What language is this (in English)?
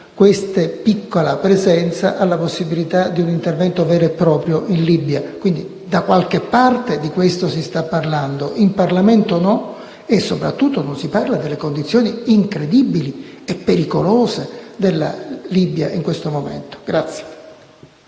Italian